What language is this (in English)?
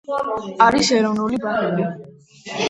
Georgian